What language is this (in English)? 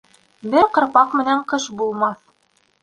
Bashkir